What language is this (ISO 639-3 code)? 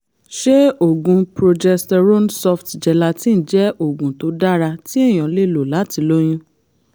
yor